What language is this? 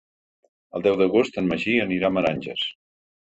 Catalan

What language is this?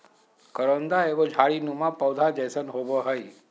Magahi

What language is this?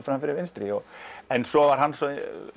Icelandic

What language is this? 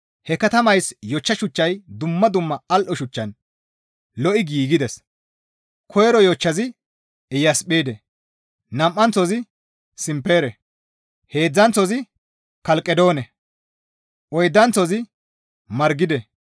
Gamo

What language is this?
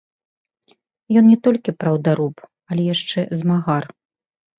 Belarusian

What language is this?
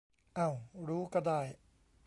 Thai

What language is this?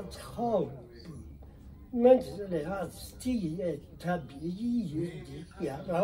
Persian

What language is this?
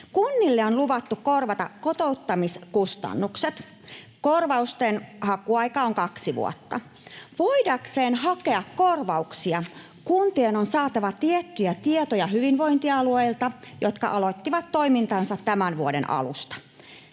Finnish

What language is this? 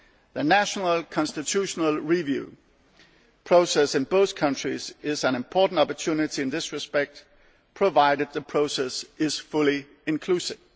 English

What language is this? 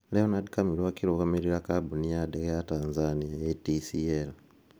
Kikuyu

